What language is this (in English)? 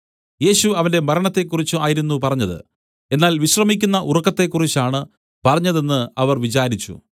Malayalam